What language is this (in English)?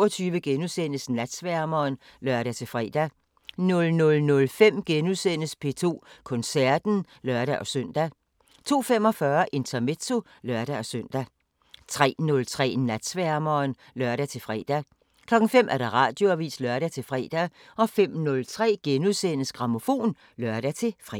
Danish